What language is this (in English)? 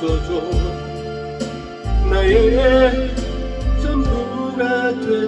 Turkish